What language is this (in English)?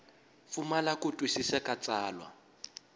Tsonga